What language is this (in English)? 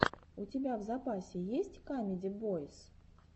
Russian